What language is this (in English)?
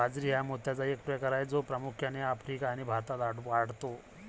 Marathi